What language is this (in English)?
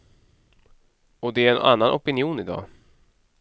Swedish